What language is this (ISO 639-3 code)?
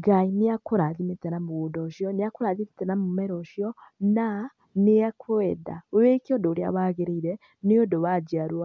kik